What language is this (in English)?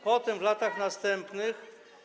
Polish